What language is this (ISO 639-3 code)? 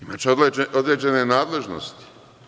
srp